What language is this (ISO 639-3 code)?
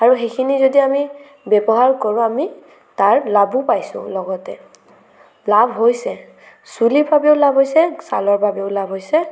asm